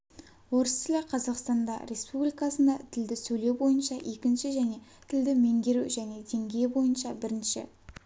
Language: Kazakh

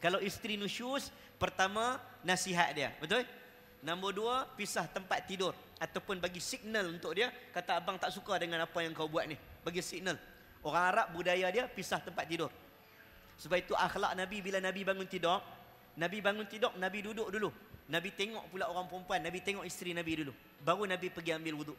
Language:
Malay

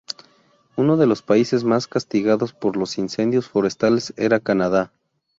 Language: Spanish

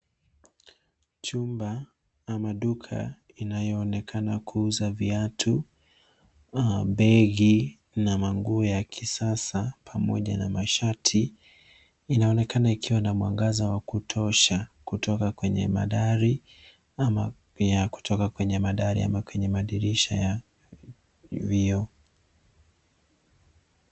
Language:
Swahili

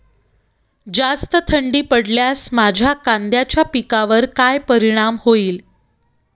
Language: Marathi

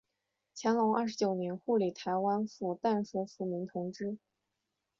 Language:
Chinese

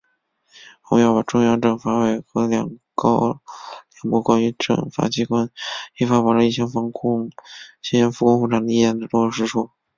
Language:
Chinese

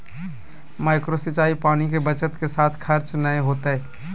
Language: Magahi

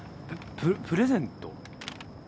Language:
Japanese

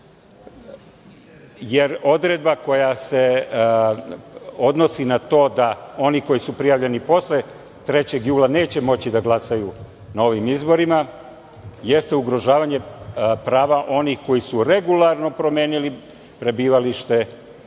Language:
Serbian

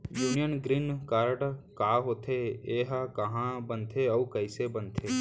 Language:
Chhattisgarhi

